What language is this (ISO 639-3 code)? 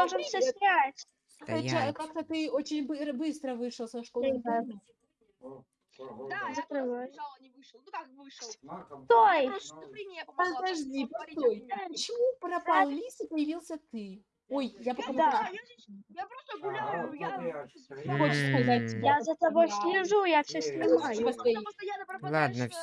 rus